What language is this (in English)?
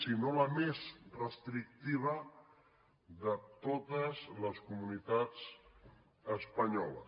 Catalan